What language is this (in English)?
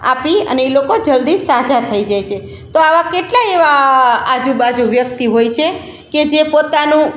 Gujarati